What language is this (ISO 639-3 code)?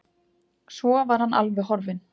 isl